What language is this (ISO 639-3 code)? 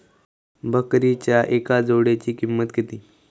mar